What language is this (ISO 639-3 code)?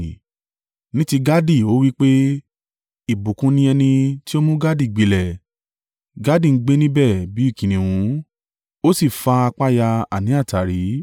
yor